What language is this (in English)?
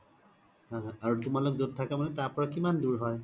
Assamese